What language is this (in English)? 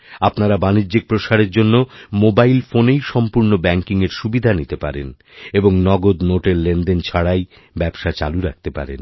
Bangla